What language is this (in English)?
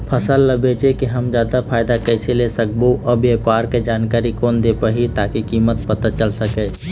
Chhattisgarhi